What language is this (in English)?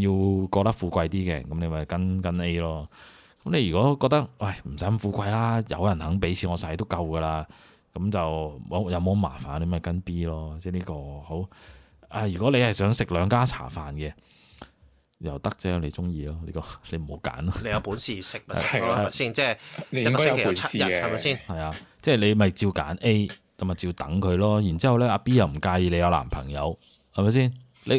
Chinese